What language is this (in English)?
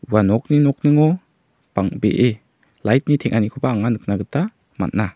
Garo